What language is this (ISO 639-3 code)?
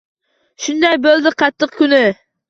uzb